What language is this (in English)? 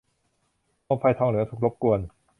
Thai